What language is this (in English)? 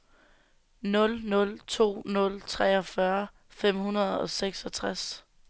Danish